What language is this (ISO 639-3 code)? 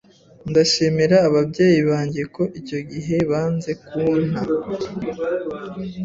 kin